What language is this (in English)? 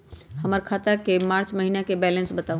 Magahi